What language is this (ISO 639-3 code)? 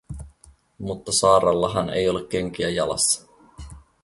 fin